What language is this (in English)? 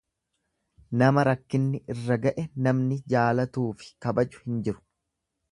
Oromo